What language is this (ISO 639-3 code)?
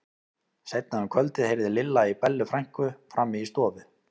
isl